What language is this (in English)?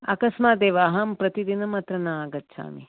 Sanskrit